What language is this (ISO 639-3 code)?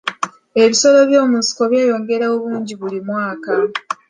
lug